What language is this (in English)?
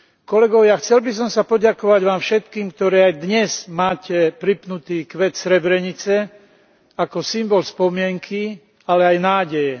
Slovak